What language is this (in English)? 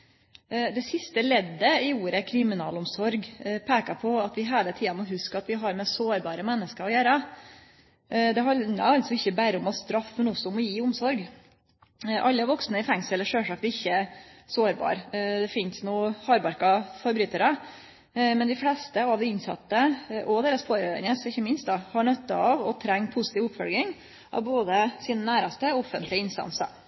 Norwegian Nynorsk